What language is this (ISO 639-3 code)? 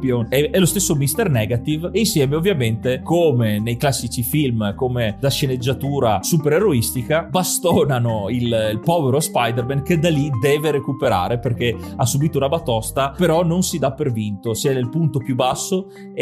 ita